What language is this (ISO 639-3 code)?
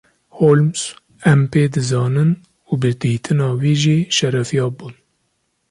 kur